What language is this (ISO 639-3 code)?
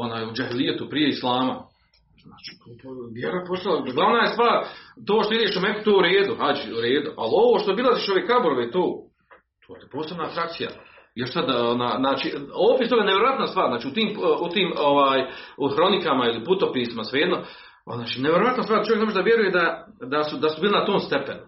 hrv